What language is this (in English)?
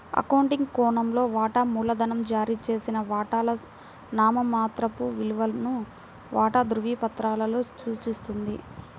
Telugu